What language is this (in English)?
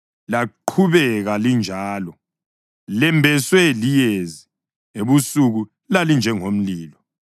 North Ndebele